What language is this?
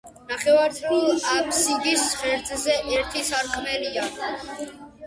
Georgian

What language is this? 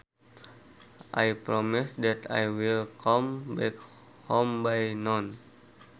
Sundanese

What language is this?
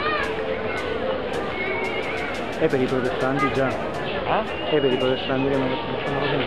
Italian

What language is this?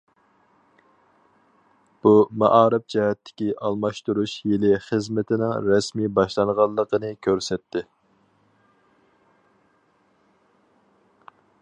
Uyghur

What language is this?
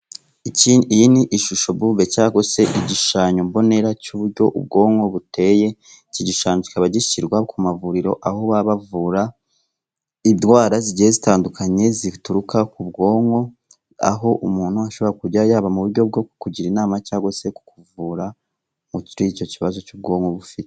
Kinyarwanda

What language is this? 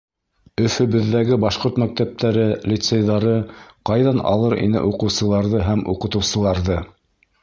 Bashkir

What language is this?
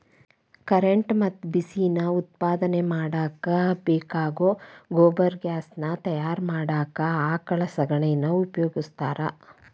Kannada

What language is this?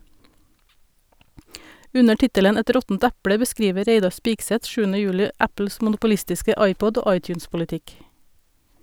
Norwegian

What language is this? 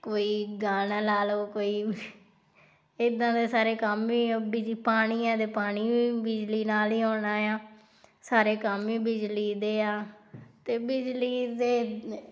Punjabi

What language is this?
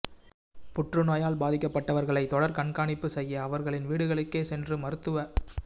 Tamil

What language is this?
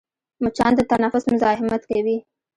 Pashto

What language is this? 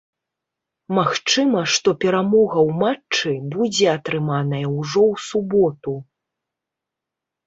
Belarusian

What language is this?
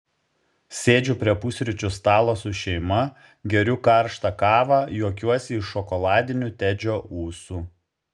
Lithuanian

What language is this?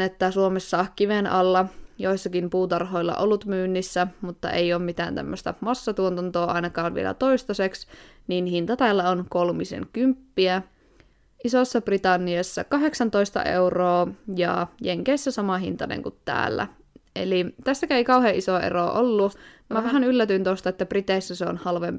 Finnish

